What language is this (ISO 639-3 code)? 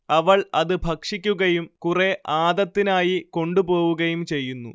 mal